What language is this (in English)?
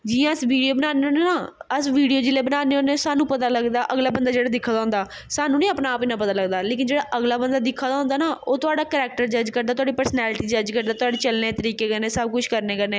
Dogri